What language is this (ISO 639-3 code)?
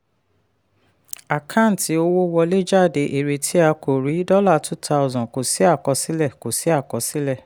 yor